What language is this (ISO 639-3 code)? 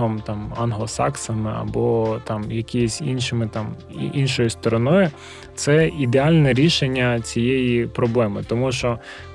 ukr